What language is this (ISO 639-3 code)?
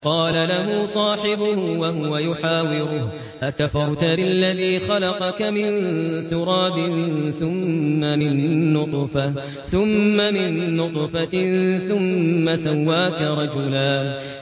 ara